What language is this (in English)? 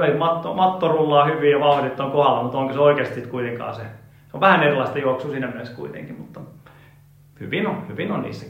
Finnish